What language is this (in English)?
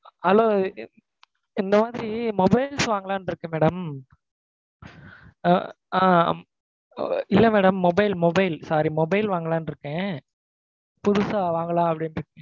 Tamil